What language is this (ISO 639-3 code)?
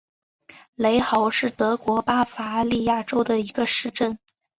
zho